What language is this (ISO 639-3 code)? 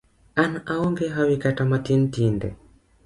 luo